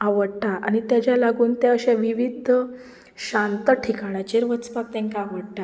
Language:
Konkani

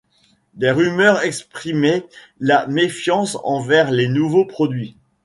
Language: French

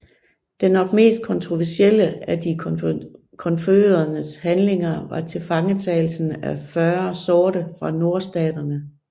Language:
Danish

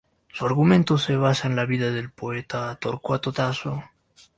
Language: Spanish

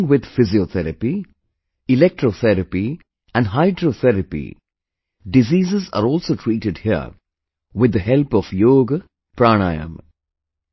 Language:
English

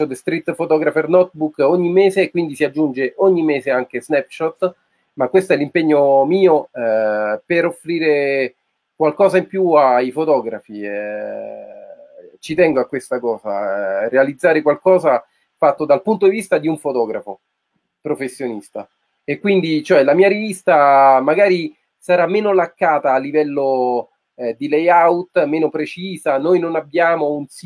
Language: Italian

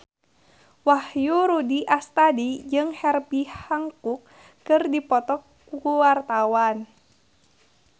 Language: Sundanese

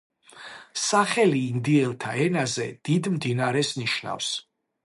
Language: Georgian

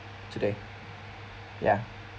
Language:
English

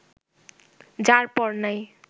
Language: Bangla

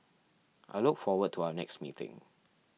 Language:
English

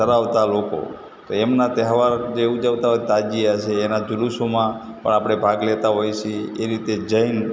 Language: Gujarati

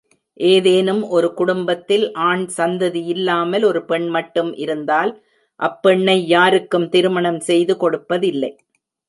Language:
Tamil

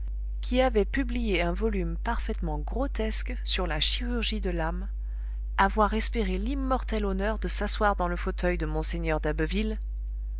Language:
French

